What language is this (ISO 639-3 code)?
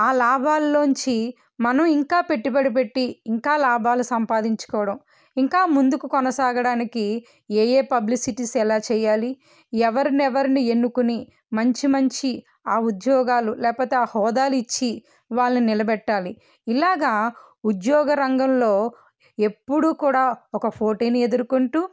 tel